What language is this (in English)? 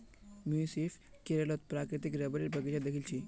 Magahi